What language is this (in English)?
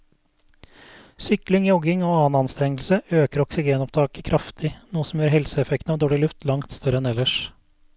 Norwegian